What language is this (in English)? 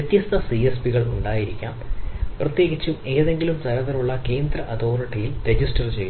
Malayalam